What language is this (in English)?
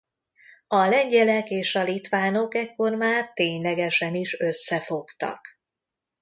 Hungarian